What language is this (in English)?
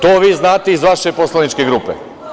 Serbian